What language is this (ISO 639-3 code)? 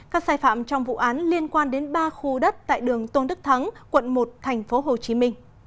vie